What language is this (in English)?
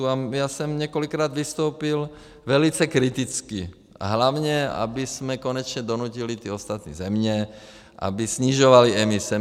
Czech